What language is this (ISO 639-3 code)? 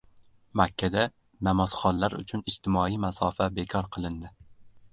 uzb